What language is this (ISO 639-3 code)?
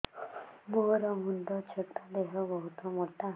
ori